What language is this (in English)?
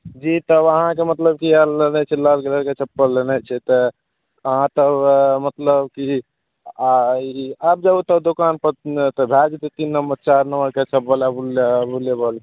Maithili